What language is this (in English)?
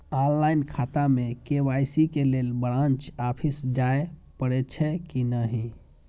Maithili